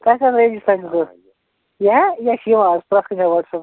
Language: Kashmiri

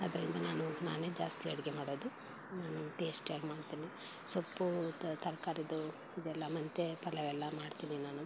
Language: Kannada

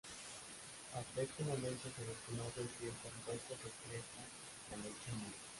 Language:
Spanish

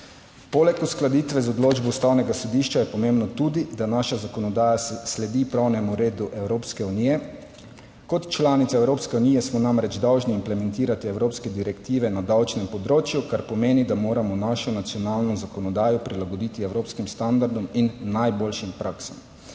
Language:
Slovenian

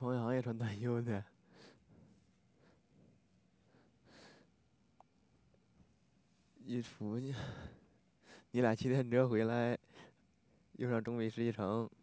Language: Chinese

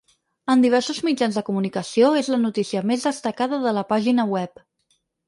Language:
Catalan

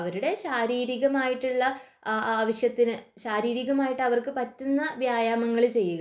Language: Malayalam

